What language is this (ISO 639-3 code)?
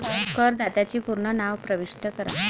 mar